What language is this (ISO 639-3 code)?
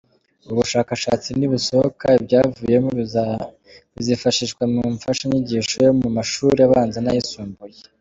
kin